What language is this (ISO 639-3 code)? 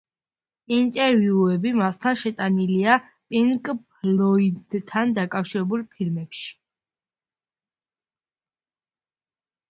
kat